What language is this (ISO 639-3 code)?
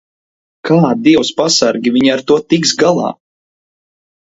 lav